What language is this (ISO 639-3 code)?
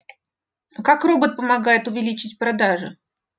rus